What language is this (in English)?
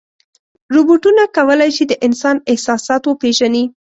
Pashto